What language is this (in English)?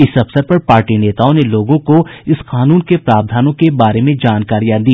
Hindi